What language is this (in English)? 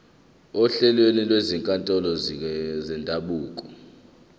Zulu